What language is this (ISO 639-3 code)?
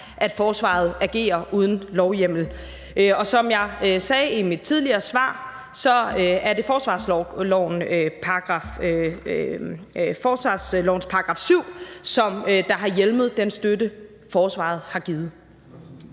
dan